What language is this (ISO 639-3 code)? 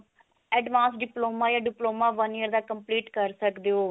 pan